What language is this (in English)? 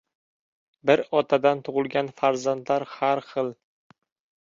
Uzbek